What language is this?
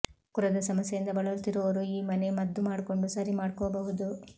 Kannada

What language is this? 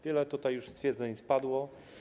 Polish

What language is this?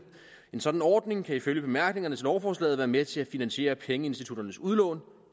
Danish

